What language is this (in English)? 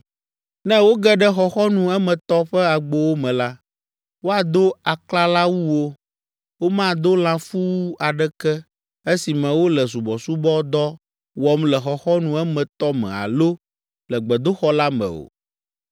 Ewe